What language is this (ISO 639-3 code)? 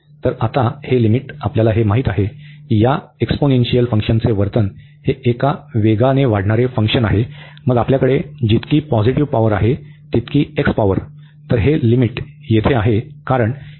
mar